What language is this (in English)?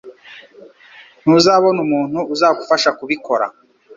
Kinyarwanda